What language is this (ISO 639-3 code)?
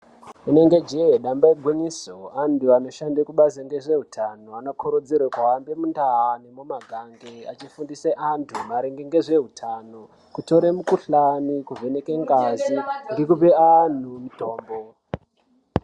ndc